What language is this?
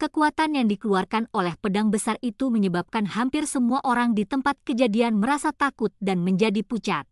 Indonesian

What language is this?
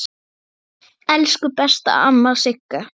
Icelandic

